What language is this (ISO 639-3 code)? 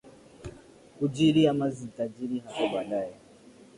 swa